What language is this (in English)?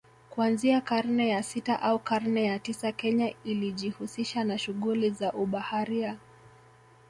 Swahili